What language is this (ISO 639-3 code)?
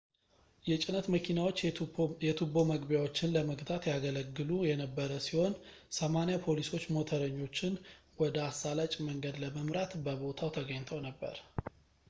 amh